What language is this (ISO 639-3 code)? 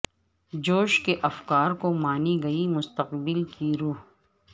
urd